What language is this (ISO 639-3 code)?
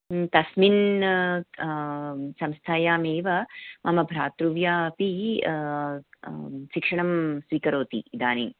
san